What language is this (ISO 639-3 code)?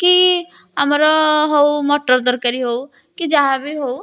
ori